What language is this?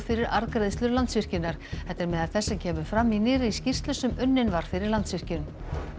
Icelandic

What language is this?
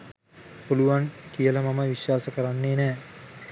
Sinhala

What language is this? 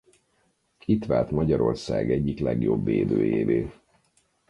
Hungarian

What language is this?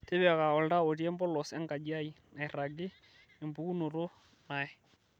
Masai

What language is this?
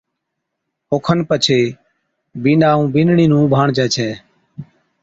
Od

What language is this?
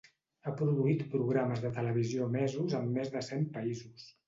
Catalan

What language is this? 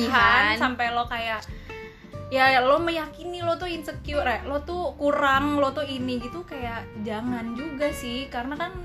Indonesian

